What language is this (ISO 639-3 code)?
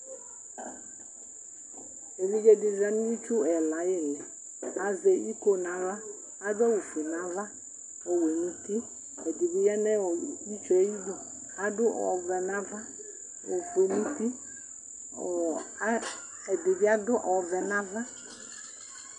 kpo